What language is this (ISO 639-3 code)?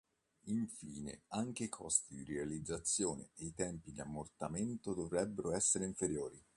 ita